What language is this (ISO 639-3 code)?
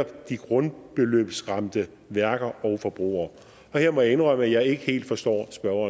dan